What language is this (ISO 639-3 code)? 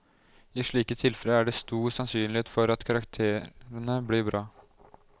nor